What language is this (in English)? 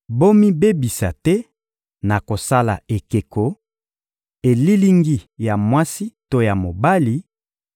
Lingala